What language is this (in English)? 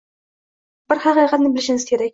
Uzbek